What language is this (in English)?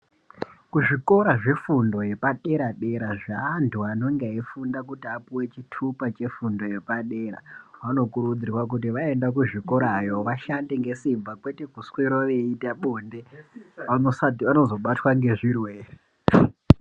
Ndau